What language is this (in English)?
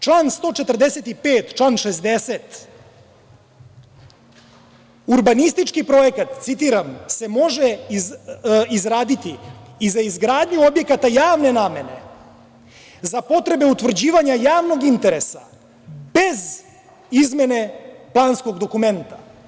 Serbian